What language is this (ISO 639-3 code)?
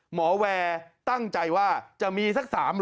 tha